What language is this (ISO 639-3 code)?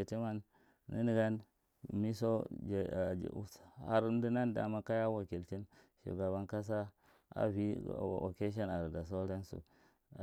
mrt